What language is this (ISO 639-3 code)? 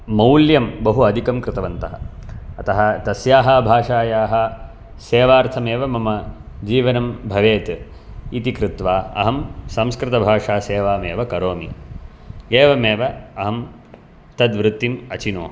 san